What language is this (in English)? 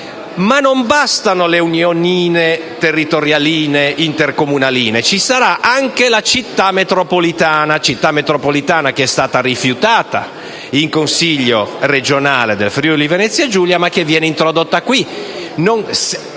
Italian